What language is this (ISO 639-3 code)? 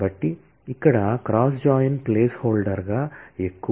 tel